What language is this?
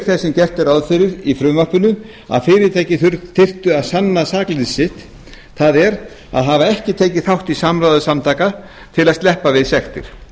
Icelandic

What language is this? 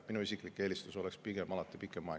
Estonian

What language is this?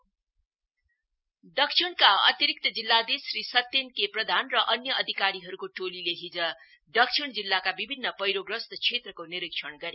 Nepali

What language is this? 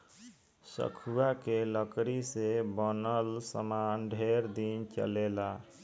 Bhojpuri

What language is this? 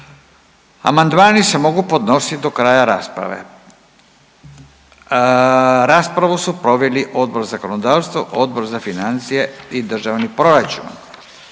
Croatian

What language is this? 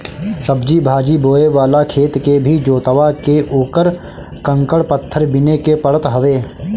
Bhojpuri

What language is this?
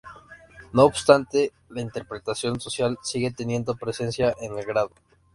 Spanish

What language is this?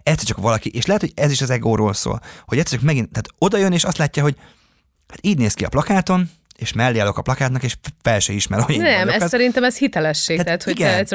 Hungarian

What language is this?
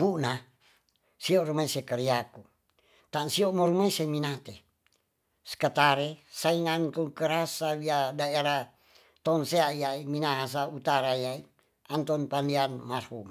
Tonsea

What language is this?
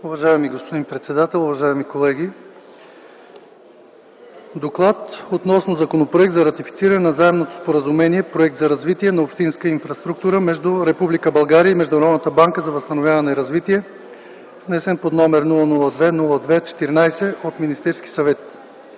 Bulgarian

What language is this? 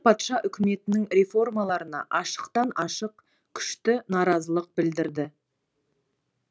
Kazakh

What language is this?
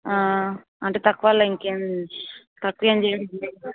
Telugu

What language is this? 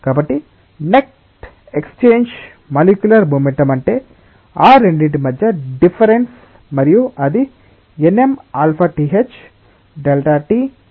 Telugu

